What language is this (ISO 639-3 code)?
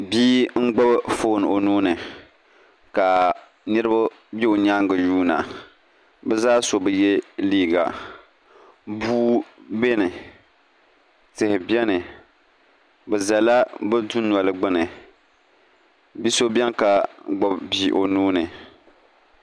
dag